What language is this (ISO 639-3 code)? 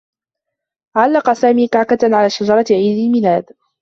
ara